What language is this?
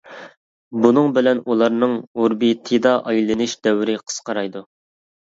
Uyghur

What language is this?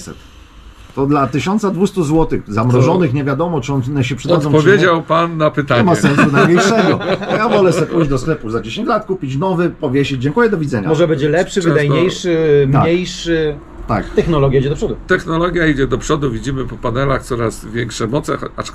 Polish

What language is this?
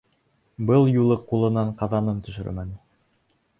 Bashkir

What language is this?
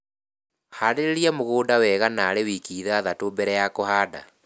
Kikuyu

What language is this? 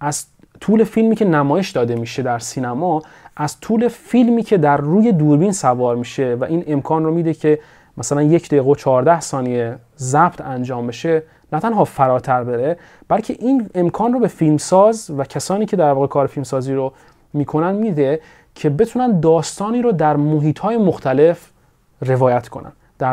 Persian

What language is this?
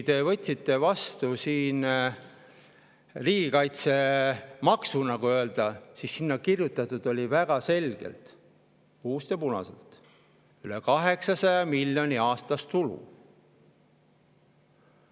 Estonian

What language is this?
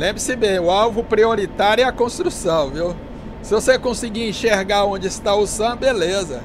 Portuguese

